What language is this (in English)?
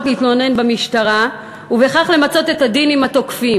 Hebrew